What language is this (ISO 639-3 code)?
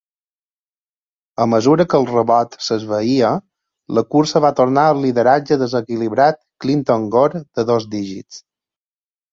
cat